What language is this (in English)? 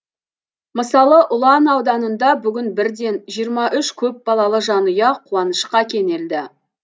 Kazakh